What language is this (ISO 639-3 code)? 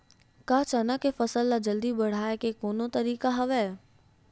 hne